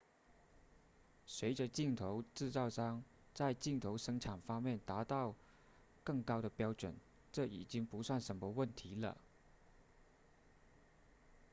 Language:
Chinese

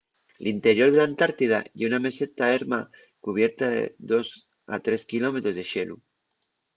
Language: Asturian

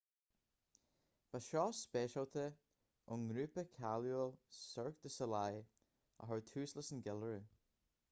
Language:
Irish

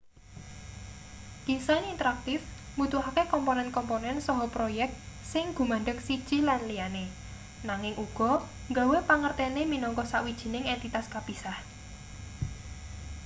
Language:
Javanese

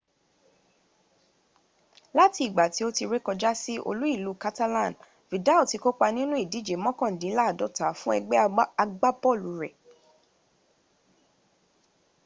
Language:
Yoruba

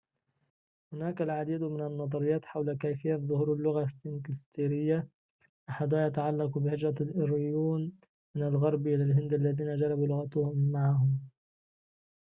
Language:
Arabic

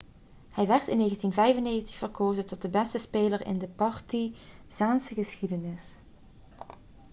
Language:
Dutch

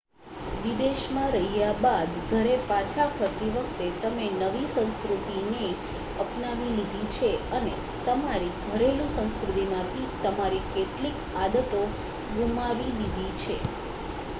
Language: Gujarati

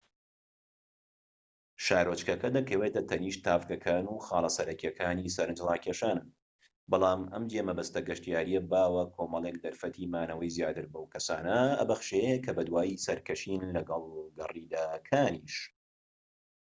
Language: Central Kurdish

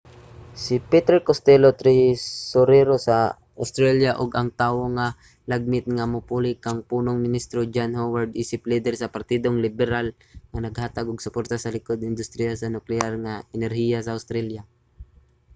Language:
Cebuano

